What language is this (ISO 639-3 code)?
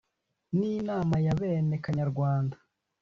kin